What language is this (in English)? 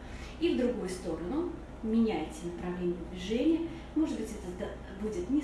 Russian